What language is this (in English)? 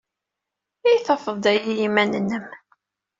Kabyle